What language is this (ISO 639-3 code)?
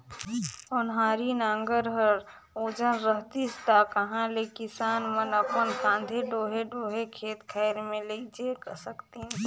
hne